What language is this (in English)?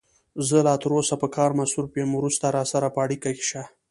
Pashto